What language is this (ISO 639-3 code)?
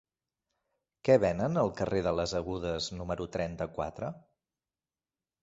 cat